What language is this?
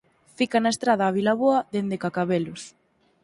Galician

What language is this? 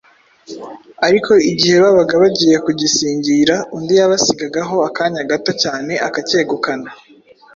Kinyarwanda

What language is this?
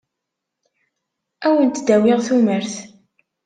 Kabyle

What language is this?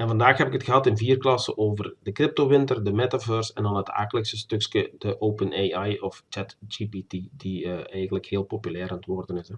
Dutch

